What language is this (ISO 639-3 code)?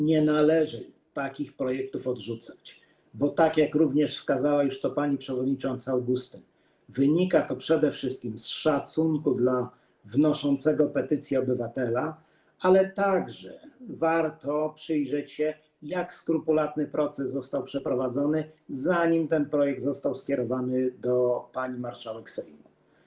pol